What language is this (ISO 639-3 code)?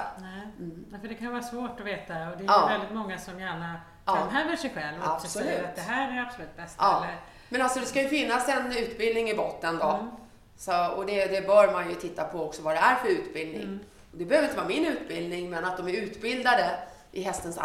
swe